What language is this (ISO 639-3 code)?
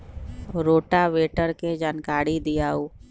mag